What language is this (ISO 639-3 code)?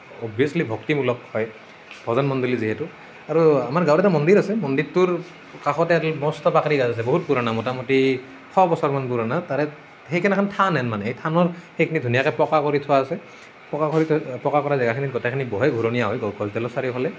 asm